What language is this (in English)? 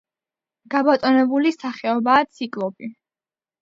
Georgian